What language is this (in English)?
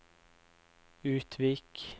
Norwegian